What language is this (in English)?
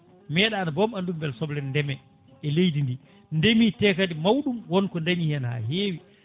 Fula